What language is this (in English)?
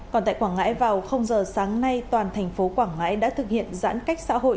Vietnamese